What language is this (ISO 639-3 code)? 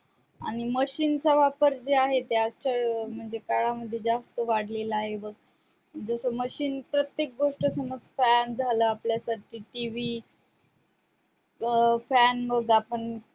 mar